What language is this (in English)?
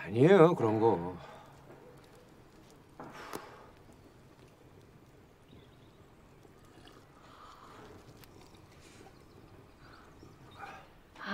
Korean